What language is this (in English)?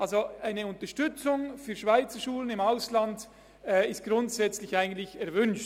Swiss German